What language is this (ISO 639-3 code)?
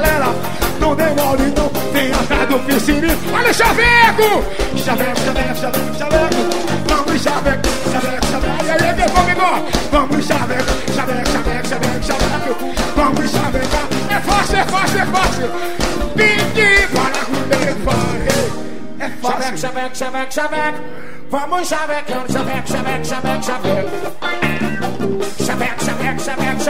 por